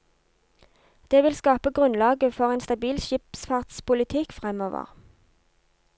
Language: Norwegian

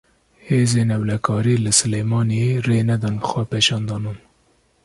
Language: Kurdish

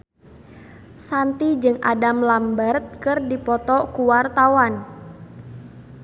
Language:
Sundanese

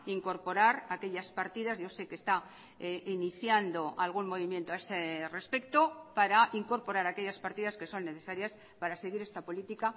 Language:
Spanish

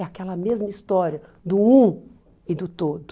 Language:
Portuguese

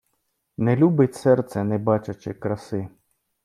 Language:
Ukrainian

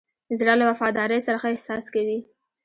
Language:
Pashto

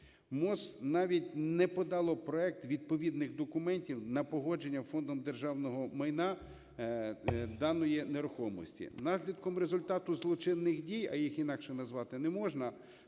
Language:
Ukrainian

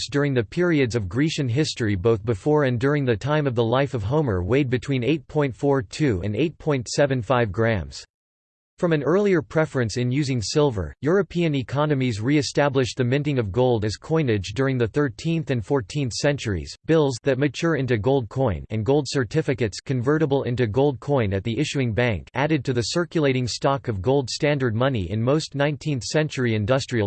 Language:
English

